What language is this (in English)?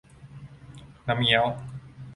Thai